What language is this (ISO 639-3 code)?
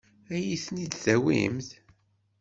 kab